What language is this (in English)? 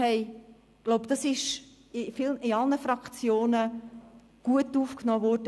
Swiss German